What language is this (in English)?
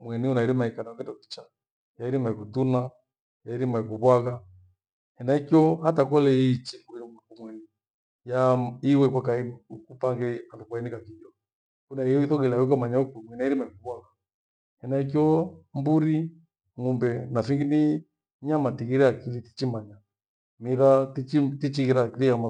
Gweno